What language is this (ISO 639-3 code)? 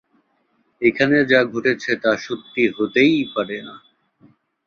ben